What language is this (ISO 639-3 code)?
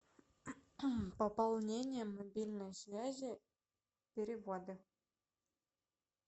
rus